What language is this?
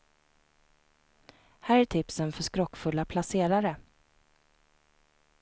Swedish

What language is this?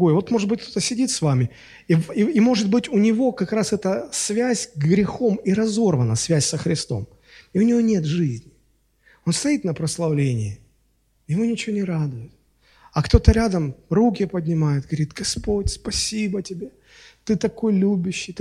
Russian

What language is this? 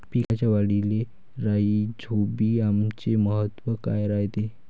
Marathi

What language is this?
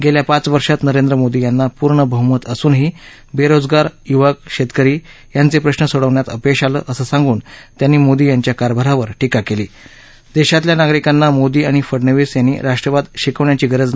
Marathi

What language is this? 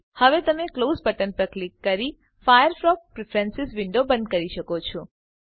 Gujarati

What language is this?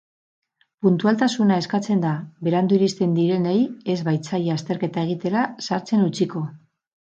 Basque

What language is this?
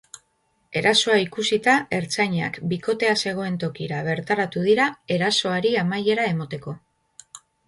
Basque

